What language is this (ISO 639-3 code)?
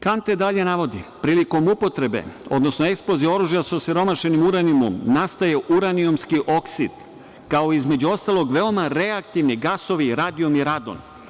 srp